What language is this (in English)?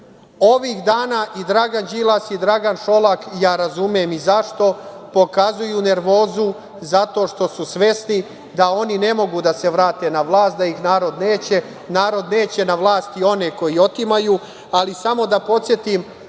Serbian